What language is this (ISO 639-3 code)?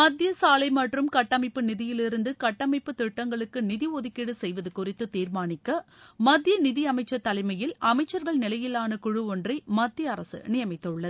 tam